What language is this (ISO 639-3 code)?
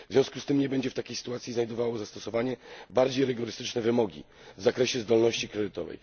pol